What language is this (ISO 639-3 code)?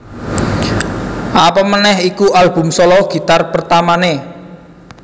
jav